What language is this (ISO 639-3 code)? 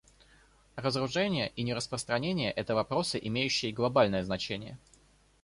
rus